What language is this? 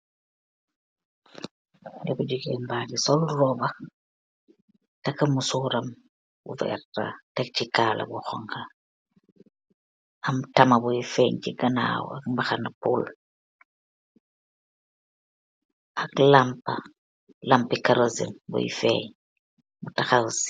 Wolof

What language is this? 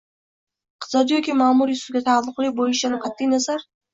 Uzbek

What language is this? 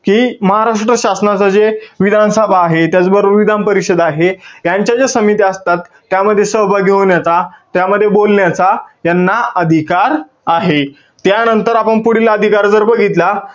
Marathi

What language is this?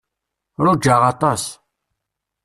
Kabyle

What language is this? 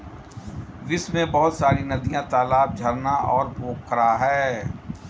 Hindi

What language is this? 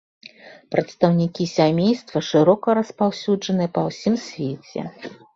Belarusian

